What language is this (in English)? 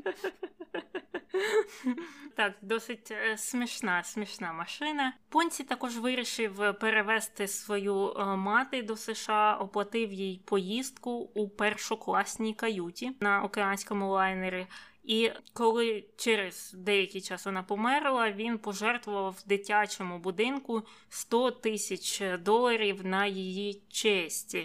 Ukrainian